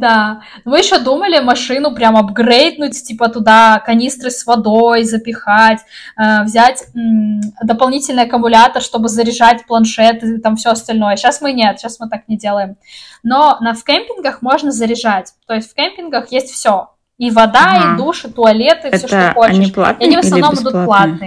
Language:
Russian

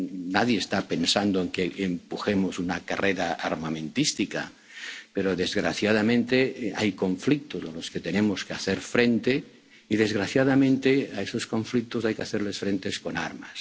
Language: Spanish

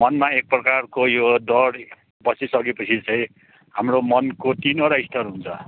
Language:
Nepali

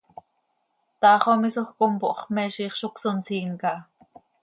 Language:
Seri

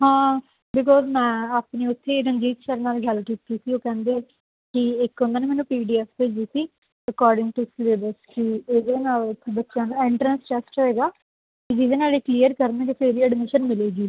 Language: Punjabi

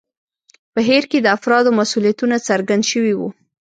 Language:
Pashto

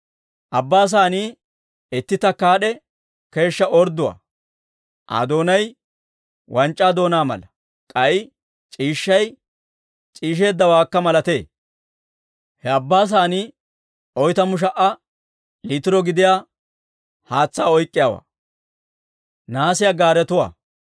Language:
Dawro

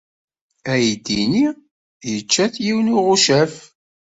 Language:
Kabyle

